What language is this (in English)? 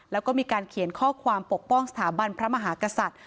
Thai